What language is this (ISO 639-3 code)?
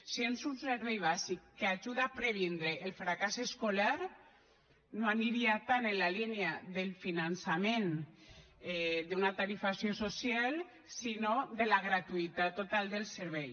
cat